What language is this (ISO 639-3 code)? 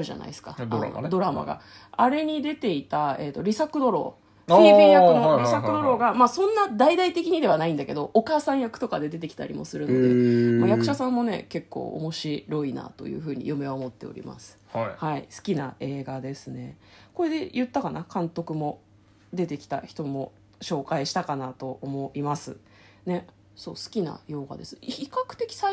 jpn